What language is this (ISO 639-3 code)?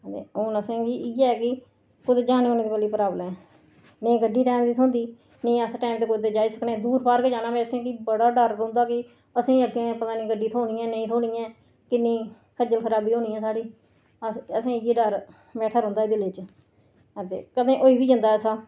doi